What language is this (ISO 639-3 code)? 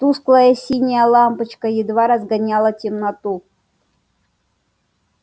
rus